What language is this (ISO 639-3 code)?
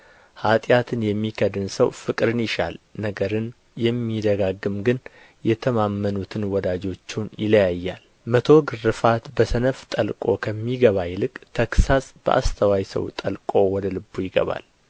amh